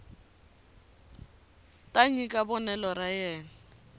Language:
Tsonga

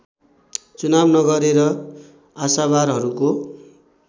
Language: Nepali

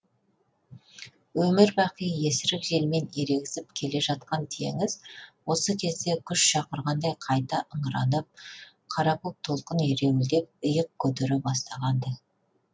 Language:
Kazakh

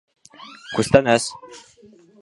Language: Bashkir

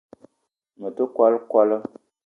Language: Eton (Cameroon)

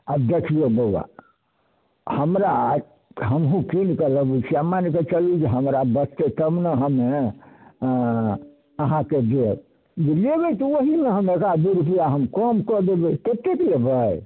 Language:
Maithili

